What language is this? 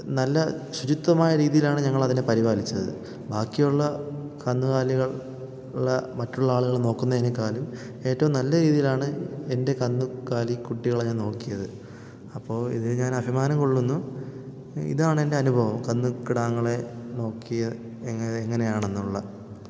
Malayalam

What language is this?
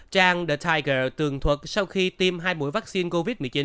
Vietnamese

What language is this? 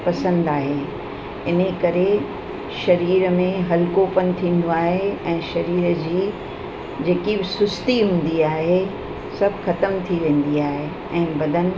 Sindhi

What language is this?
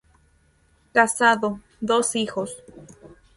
Spanish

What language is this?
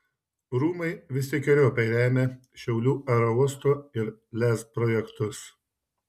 Lithuanian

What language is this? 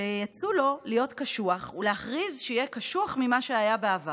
Hebrew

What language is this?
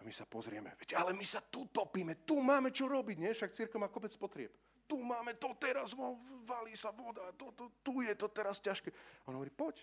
Slovak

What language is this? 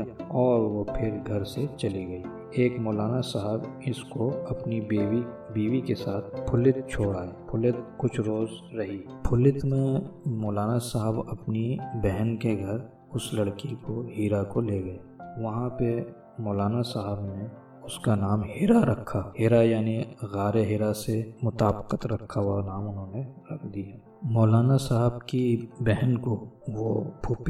Urdu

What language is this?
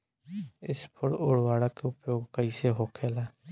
Bhojpuri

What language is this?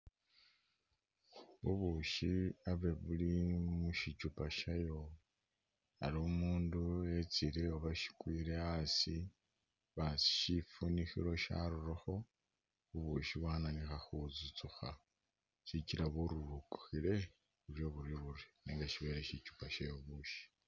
Masaaba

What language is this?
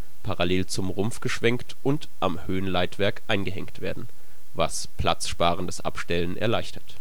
German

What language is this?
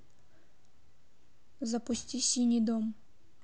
Russian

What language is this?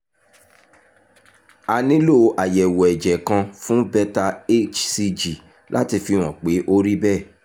Yoruba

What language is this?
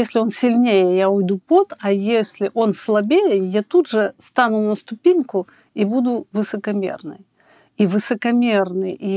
Russian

